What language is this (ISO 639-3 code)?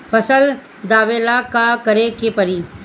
bho